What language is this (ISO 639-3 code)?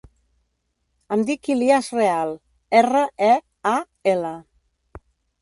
cat